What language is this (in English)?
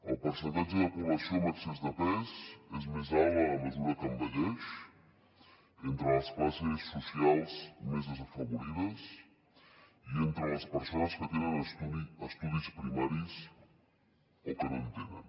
Catalan